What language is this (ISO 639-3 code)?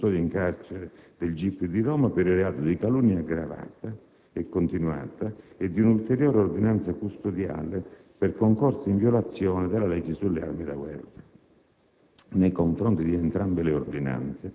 ita